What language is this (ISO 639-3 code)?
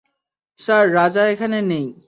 ben